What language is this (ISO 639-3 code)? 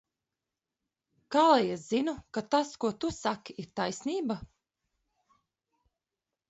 lav